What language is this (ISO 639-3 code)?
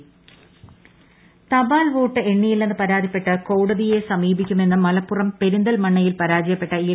mal